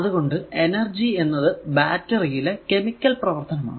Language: Malayalam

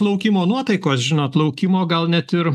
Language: Lithuanian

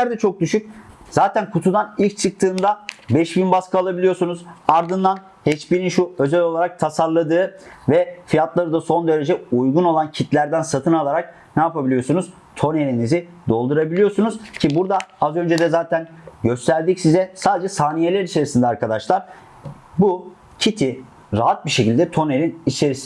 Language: Turkish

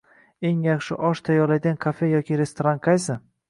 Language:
Uzbek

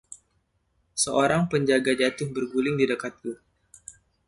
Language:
Indonesian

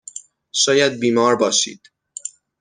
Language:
Persian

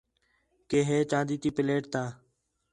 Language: Khetrani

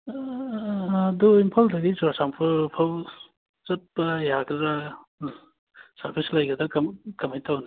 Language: Manipuri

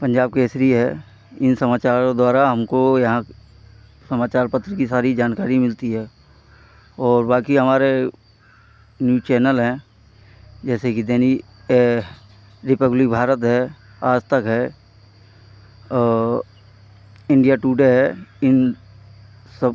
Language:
Hindi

